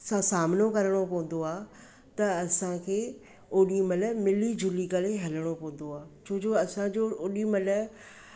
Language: Sindhi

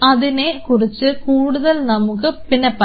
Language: Malayalam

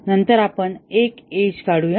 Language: Marathi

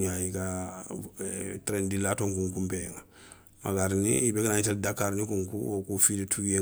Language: Soninke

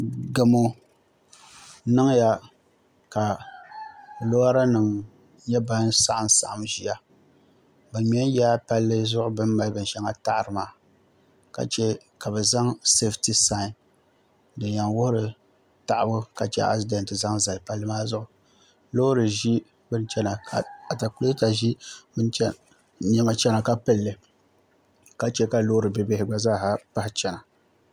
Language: Dagbani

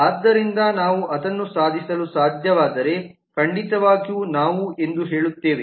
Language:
Kannada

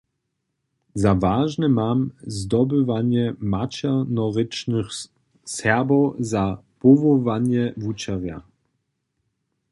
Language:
Upper Sorbian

